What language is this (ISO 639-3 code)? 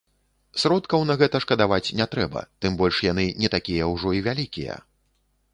bel